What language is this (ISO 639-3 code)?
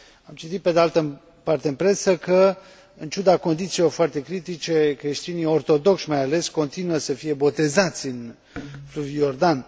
ron